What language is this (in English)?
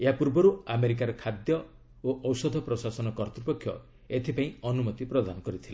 Odia